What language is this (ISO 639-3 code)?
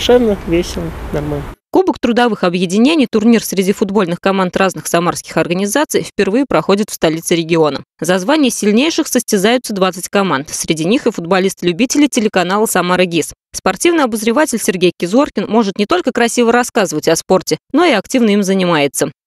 rus